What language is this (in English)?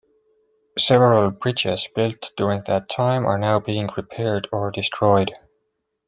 English